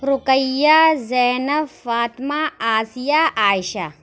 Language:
Urdu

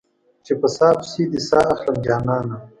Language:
Pashto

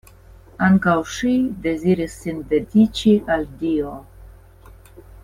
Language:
Esperanto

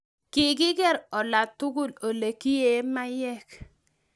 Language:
Kalenjin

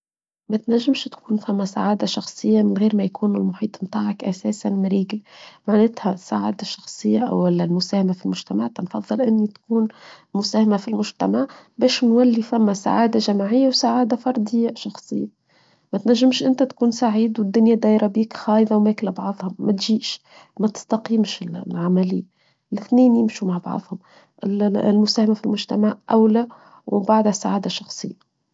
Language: Tunisian Arabic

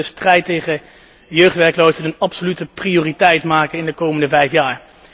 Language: Dutch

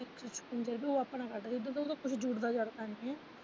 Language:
Punjabi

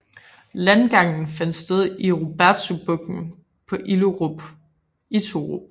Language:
Danish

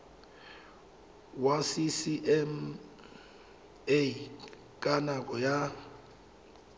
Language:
Tswana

